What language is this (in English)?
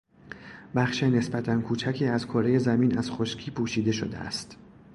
Persian